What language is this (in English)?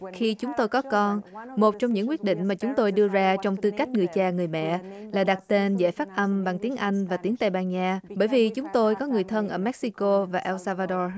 Vietnamese